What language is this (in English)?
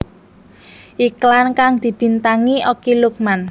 Javanese